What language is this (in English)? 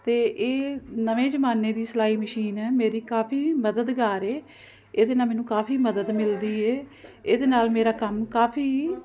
Punjabi